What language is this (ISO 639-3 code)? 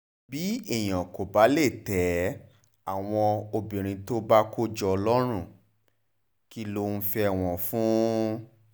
yor